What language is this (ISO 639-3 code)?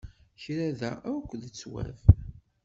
kab